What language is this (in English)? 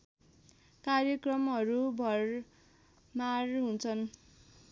Nepali